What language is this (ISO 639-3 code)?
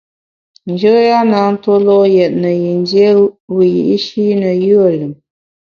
bax